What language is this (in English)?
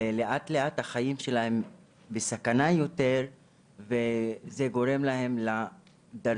Hebrew